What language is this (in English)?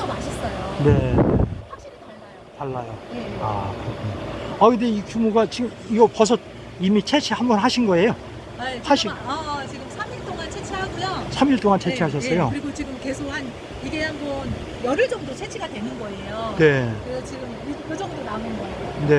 Korean